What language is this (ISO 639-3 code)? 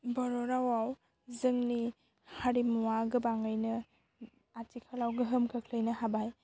brx